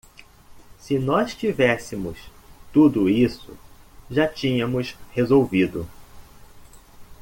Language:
Portuguese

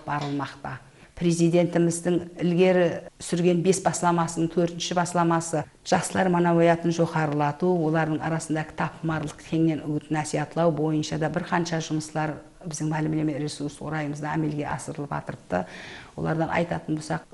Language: Russian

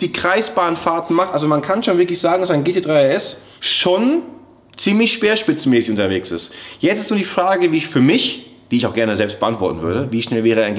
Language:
German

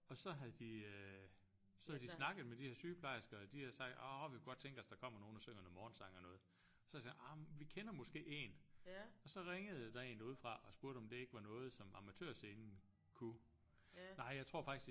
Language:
Danish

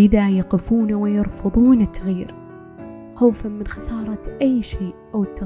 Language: Arabic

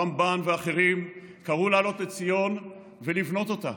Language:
Hebrew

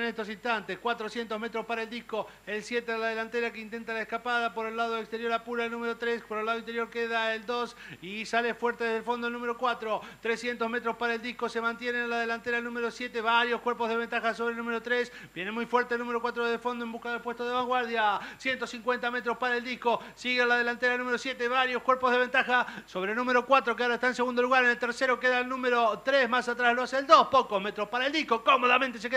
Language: Spanish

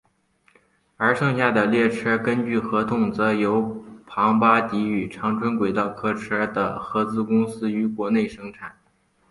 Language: Chinese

